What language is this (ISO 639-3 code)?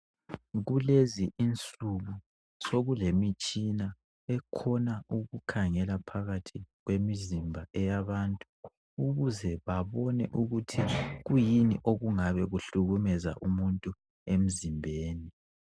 nde